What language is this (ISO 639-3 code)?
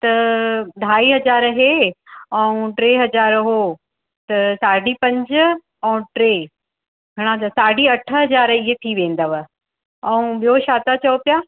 snd